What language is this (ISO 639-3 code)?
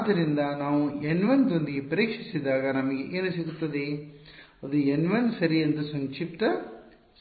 kan